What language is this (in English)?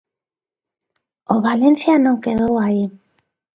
Galician